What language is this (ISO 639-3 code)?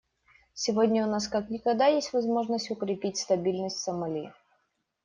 rus